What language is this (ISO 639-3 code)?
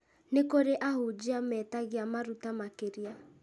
kik